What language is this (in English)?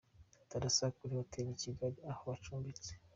Kinyarwanda